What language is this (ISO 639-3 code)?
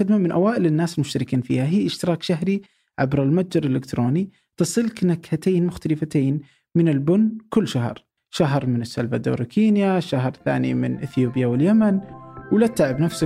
ara